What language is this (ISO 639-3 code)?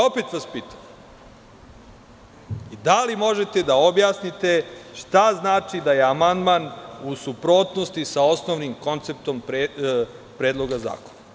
srp